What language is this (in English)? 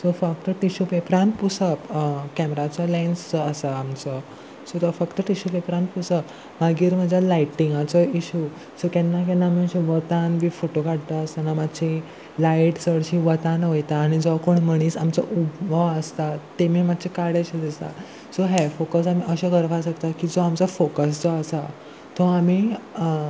Konkani